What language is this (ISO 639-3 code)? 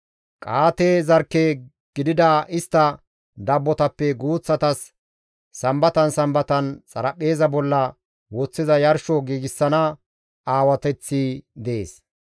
gmv